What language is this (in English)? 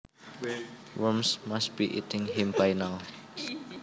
Javanese